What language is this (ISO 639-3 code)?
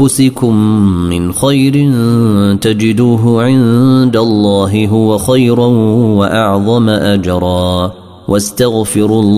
ara